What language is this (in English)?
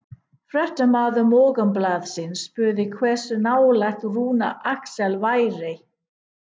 Icelandic